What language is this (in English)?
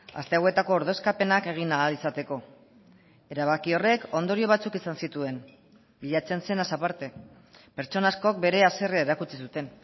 Basque